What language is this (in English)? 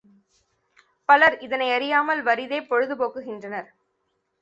Tamil